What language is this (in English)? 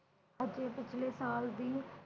Punjabi